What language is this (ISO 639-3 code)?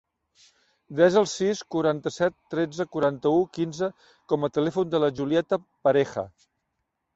cat